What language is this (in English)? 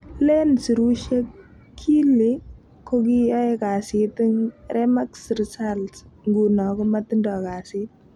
Kalenjin